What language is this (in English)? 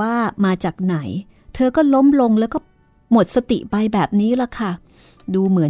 Thai